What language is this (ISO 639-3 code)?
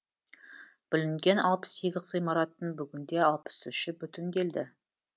kaz